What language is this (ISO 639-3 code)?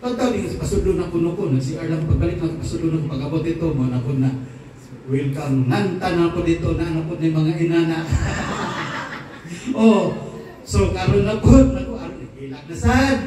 fil